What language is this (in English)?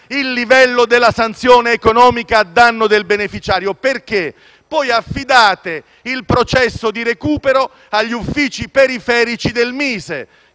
Italian